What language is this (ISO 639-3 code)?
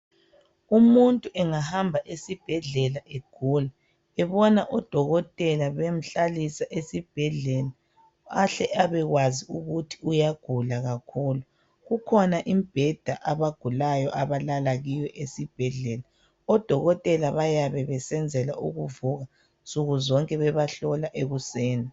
nde